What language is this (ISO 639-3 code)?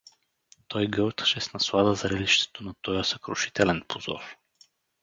bul